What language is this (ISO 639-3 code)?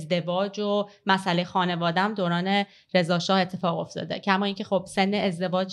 fas